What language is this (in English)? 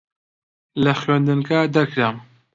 Central Kurdish